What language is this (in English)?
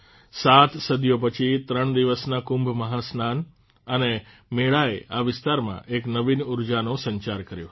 Gujarati